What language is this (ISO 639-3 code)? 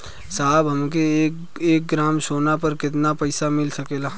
bho